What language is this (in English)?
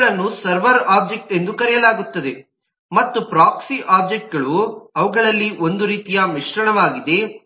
Kannada